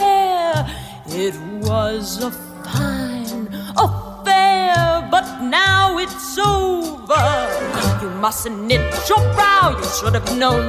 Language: Ukrainian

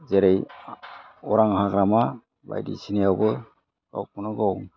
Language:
Bodo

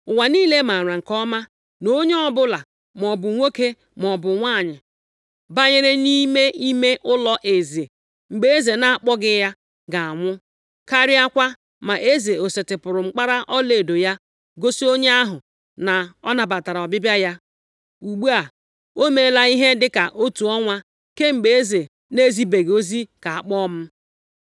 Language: Igbo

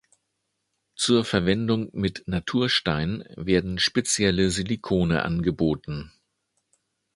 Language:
German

